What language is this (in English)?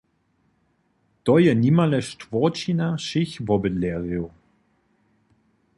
Upper Sorbian